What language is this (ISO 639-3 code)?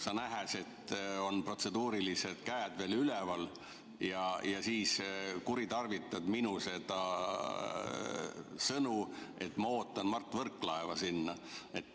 est